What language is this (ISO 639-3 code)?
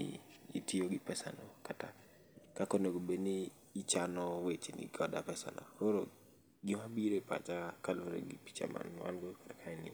luo